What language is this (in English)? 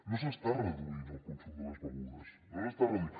Catalan